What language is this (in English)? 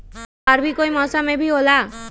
Magahi